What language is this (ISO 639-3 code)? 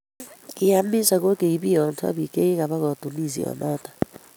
kln